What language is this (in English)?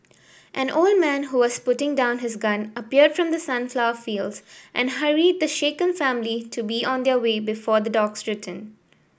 English